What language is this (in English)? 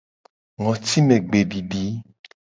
Gen